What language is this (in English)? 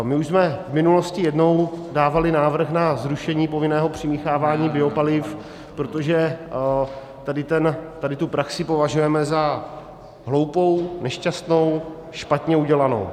Czech